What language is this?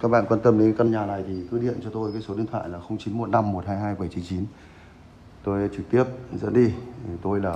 Vietnamese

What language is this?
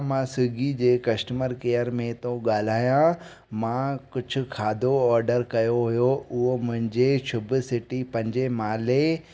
Sindhi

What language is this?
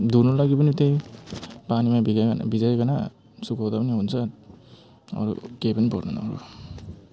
Nepali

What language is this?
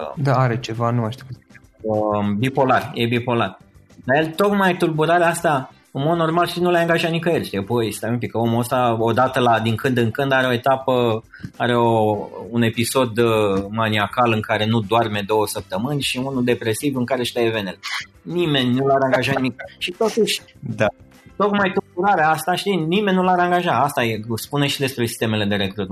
Romanian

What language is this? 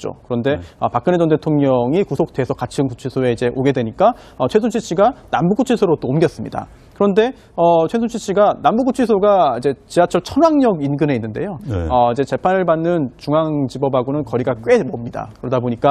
Korean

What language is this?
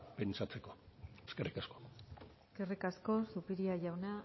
Basque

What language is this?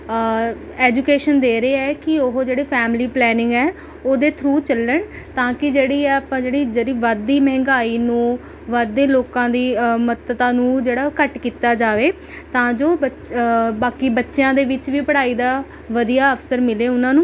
Punjabi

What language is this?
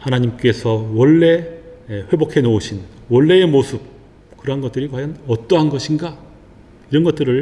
Korean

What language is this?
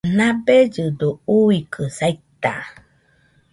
Nüpode Huitoto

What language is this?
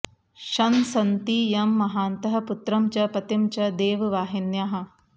Sanskrit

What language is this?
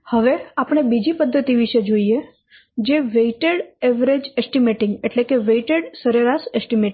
Gujarati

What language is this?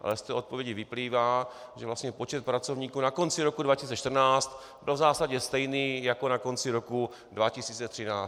Czech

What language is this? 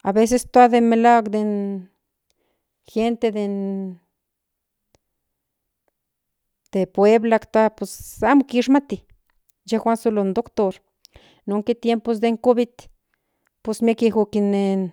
Central Nahuatl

